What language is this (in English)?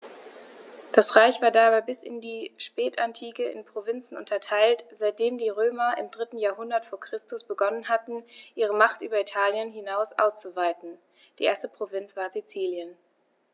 German